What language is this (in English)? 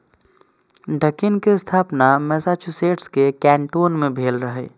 Maithili